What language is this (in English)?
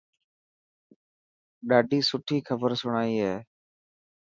Dhatki